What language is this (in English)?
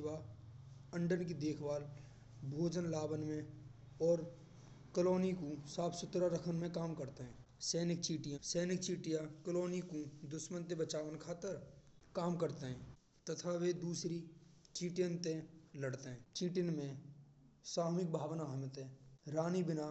Braj